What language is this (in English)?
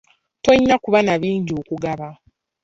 Ganda